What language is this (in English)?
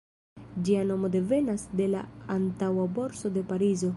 Esperanto